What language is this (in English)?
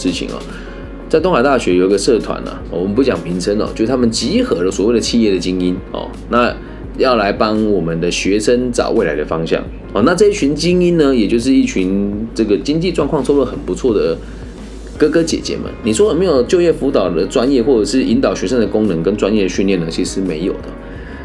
Chinese